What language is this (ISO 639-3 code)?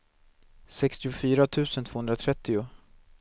swe